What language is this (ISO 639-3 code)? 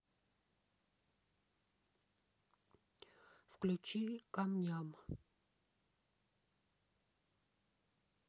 rus